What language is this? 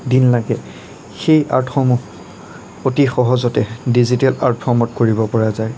Assamese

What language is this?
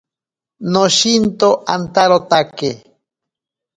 Ashéninka Perené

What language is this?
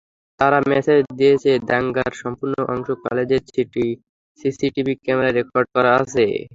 Bangla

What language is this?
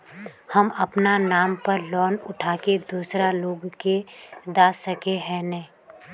Magahi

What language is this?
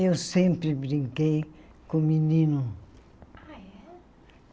Portuguese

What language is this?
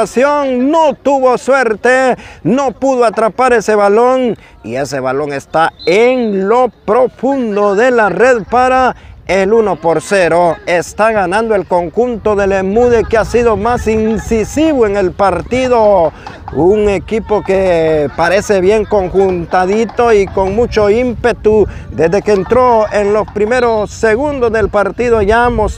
Spanish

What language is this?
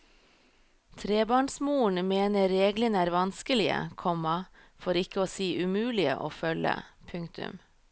Norwegian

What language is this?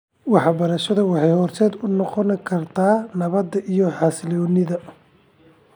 Somali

